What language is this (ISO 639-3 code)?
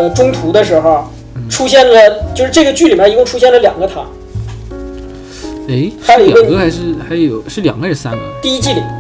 zho